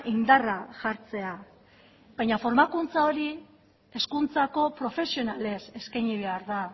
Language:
Basque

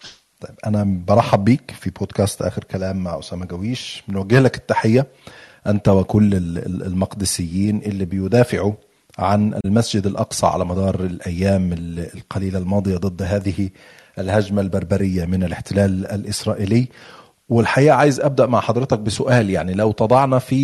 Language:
Arabic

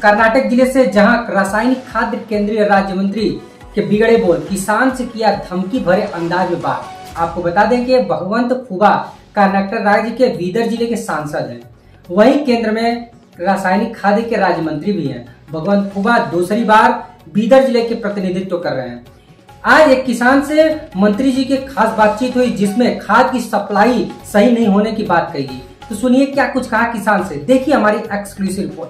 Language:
Hindi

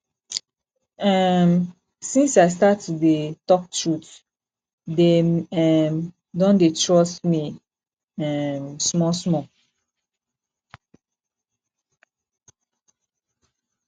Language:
Nigerian Pidgin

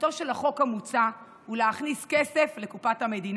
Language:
Hebrew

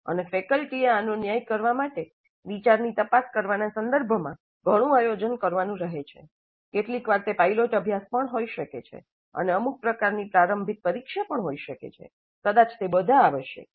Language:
Gujarati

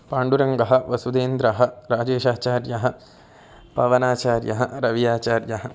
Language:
Sanskrit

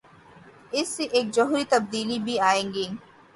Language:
Urdu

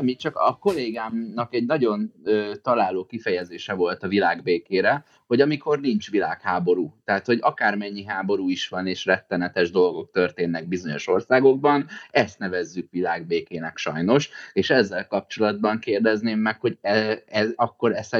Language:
Hungarian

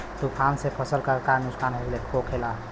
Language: Bhojpuri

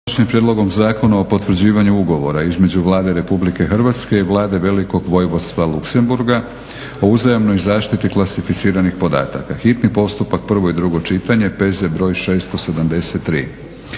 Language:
Croatian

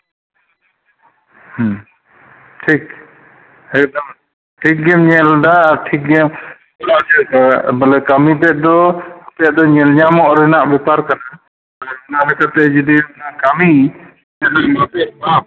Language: Santali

